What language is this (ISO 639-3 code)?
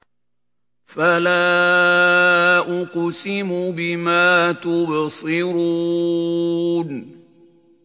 ara